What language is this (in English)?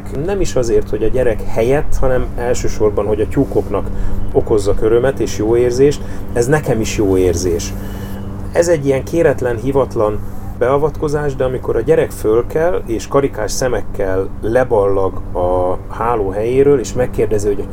Hungarian